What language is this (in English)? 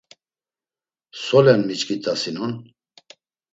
Laz